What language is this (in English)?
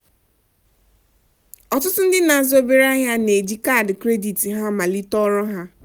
Igbo